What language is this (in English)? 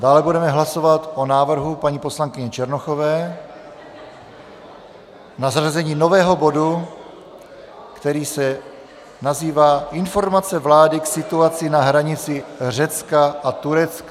Czech